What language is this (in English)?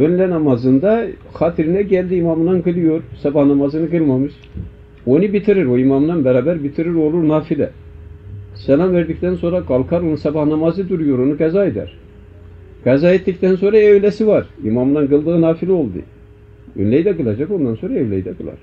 Turkish